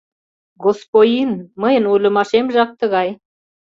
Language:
Mari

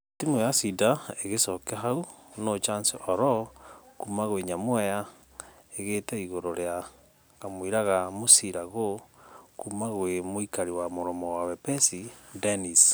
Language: Kikuyu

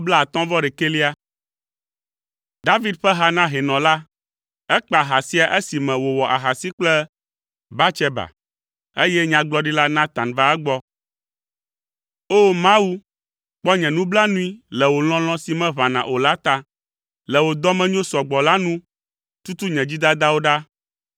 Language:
Ewe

